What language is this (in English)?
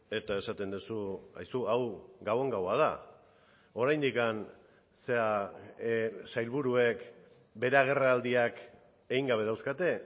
Basque